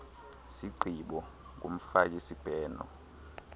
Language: Xhosa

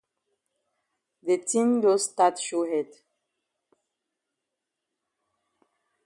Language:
Cameroon Pidgin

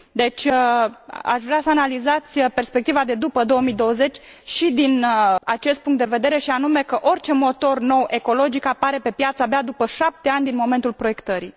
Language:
Romanian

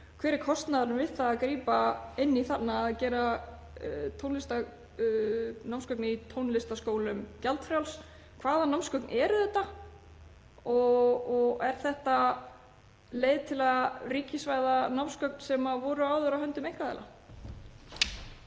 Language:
Icelandic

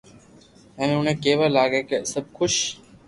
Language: Loarki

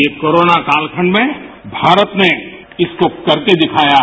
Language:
Hindi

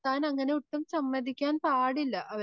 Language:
Malayalam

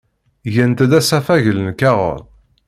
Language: Kabyle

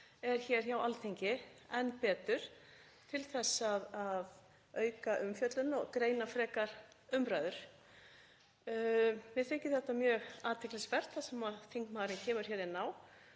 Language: Icelandic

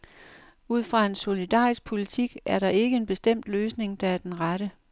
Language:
Danish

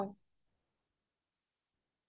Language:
Assamese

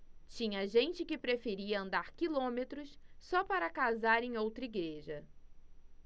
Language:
Portuguese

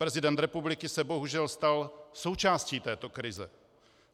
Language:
Czech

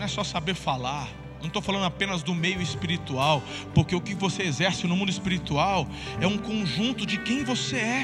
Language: Portuguese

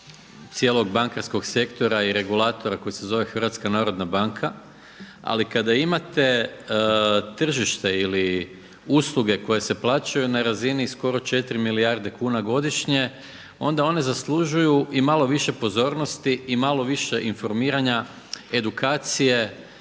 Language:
Croatian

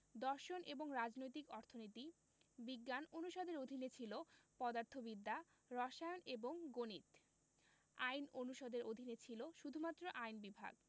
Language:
Bangla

